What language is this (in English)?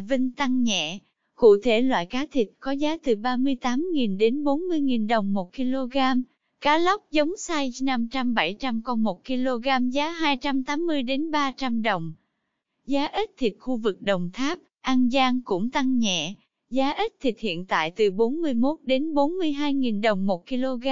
Vietnamese